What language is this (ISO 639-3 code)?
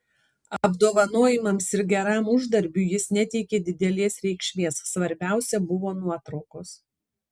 lit